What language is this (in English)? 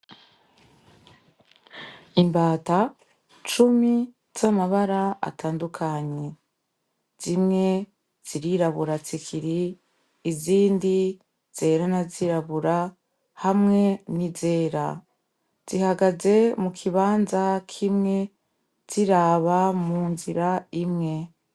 Rundi